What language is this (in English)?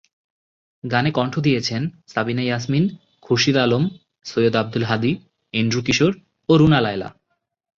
Bangla